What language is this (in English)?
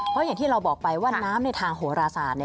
Thai